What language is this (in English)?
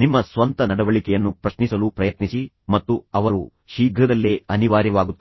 Kannada